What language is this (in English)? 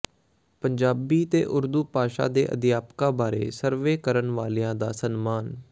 Punjabi